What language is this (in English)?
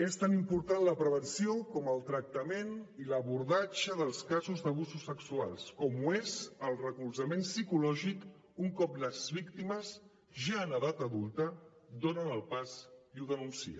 Catalan